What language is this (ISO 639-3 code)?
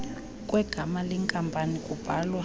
xho